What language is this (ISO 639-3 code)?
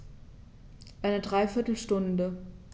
deu